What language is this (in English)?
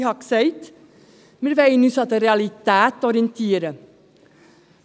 Swiss German